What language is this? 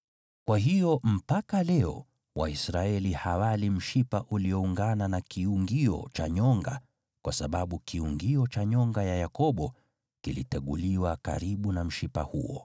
Swahili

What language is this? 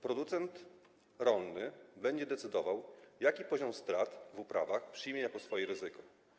Polish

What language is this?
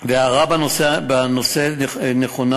Hebrew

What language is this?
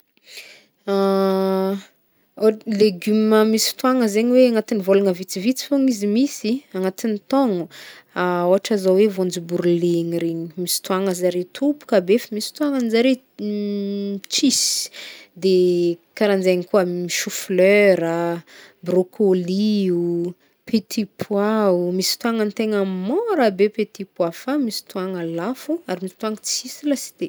Northern Betsimisaraka Malagasy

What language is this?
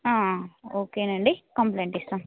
Telugu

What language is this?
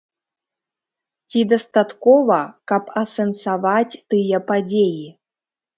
Belarusian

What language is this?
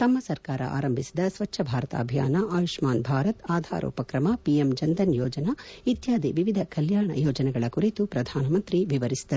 Kannada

